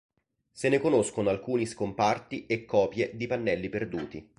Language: Italian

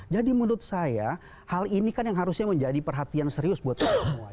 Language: Indonesian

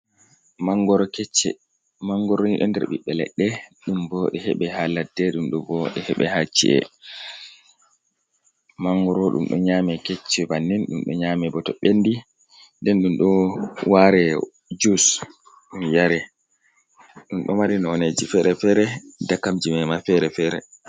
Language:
Fula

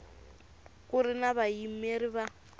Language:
Tsonga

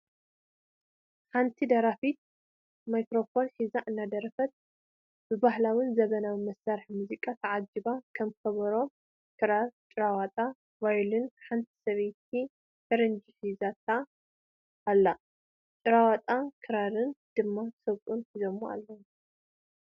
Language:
Tigrinya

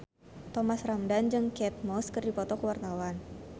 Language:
Sundanese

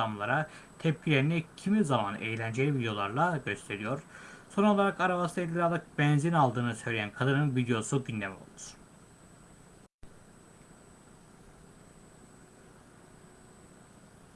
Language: Turkish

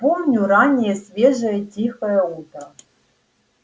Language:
Russian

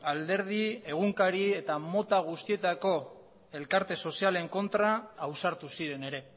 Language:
Basque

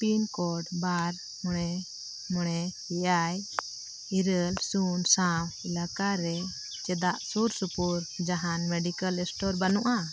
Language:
Santali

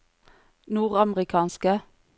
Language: Norwegian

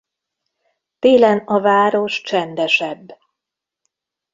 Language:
Hungarian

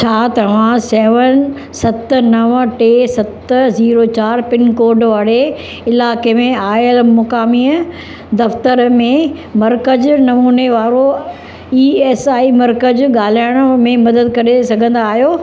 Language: Sindhi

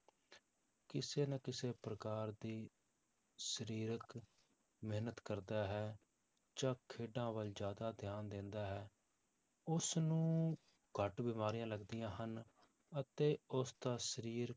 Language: Punjabi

